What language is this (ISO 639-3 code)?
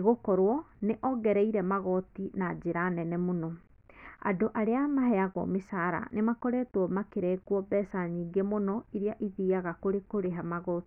kik